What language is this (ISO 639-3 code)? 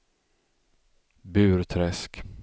swe